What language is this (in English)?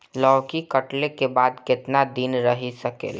Bhojpuri